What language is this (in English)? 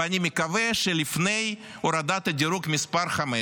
Hebrew